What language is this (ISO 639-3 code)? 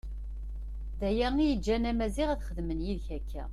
kab